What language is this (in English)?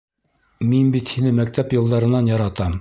Bashkir